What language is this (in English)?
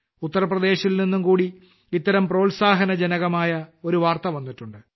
Malayalam